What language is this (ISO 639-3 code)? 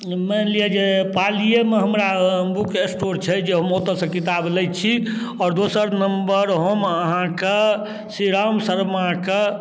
mai